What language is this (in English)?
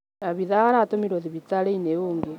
Kikuyu